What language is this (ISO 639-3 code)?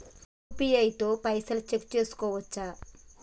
tel